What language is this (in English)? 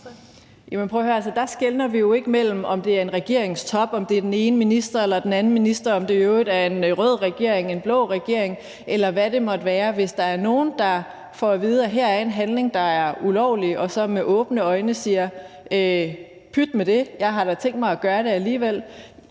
Danish